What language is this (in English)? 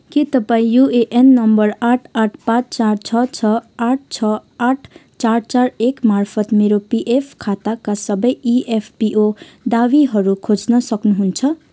Nepali